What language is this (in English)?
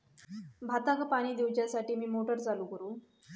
Marathi